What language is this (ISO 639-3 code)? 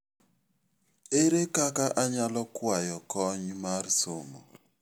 luo